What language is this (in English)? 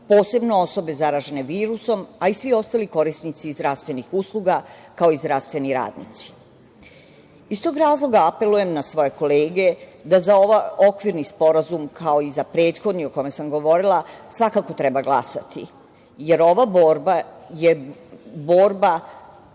Serbian